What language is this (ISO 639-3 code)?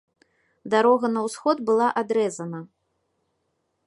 bel